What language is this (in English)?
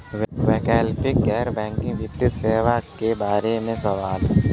Bhojpuri